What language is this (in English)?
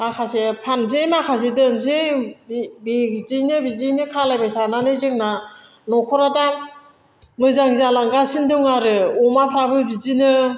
Bodo